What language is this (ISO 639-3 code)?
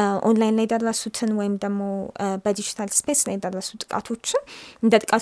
amh